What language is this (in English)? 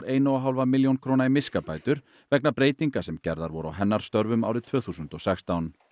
Icelandic